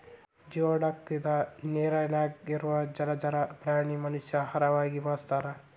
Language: Kannada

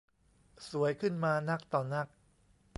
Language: Thai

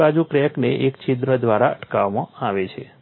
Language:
Gujarati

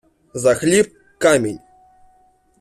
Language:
Ukrainian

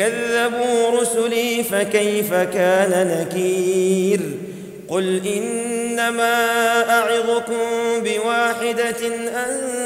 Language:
Arabic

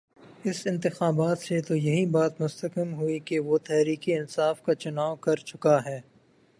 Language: Urdu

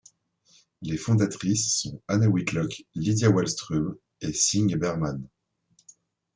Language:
French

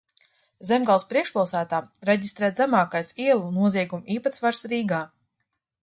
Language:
Latvian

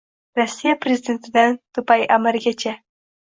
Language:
Uzbek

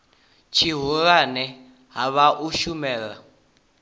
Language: Venda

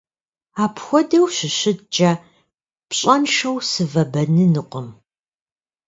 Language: Kabardian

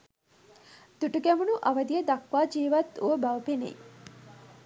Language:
Sinhala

